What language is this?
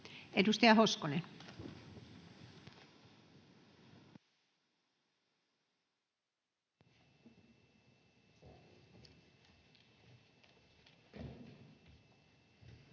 Finnish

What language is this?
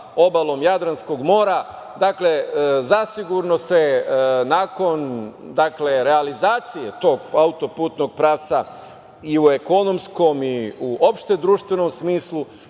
Serbian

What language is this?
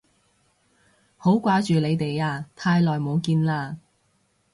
Cantonese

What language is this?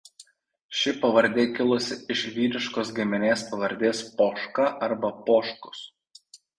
Lithuanian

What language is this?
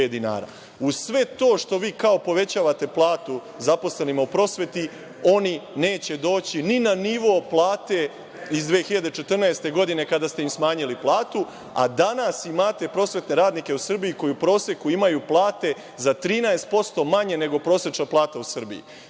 Serbian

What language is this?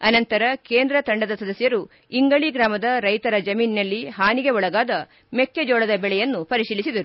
Kannada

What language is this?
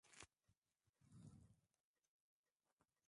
Swahili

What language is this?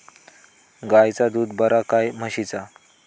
Marathi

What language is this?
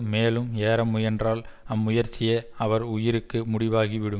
Tamil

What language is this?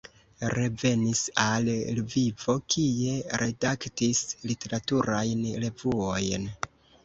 Esperanto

